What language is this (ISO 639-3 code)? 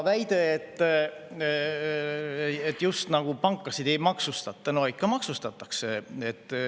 est